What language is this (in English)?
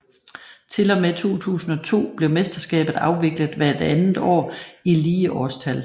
Danish